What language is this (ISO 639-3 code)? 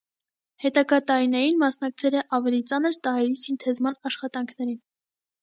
hye